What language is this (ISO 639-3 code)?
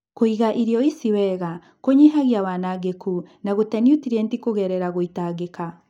kik